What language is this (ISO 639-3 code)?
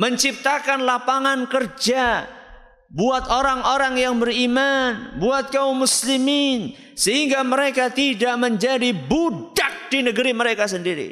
ind